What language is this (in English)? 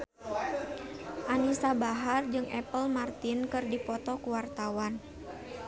Sundanese